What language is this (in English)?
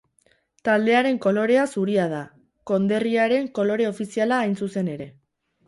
Basque